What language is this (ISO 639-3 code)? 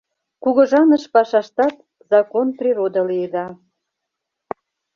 chm